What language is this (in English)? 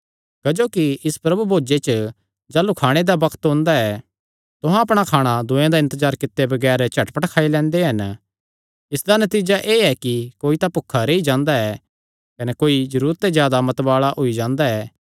Kangri